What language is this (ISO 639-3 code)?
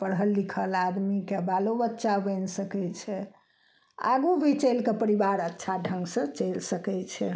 mai